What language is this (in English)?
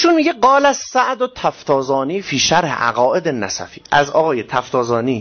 Persian